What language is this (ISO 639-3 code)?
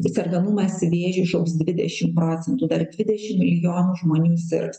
lit